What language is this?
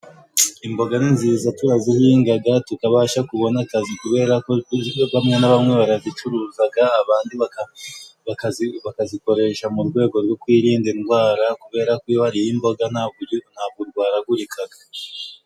Kinyarwanda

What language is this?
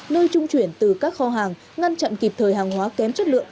Vietnamese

